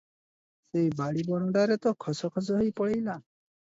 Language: Odia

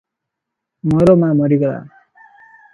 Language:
Odia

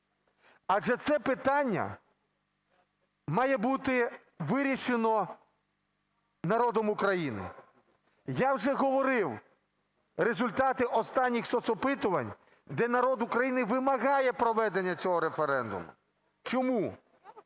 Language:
Ukrainian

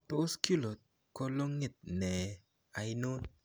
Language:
Kalenjin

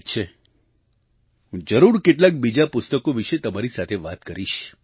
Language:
Gujarati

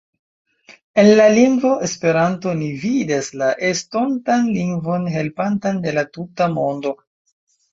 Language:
Esperanto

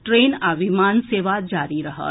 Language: Maithili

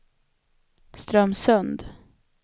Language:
Swedish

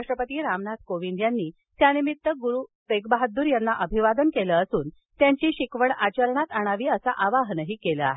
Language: Marathi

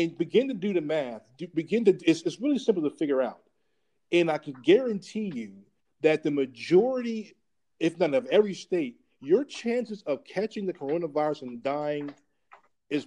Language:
English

